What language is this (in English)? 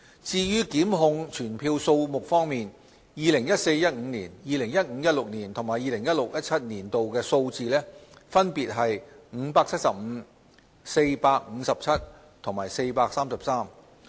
Cantonese